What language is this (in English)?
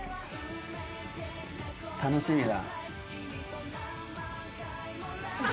Japanese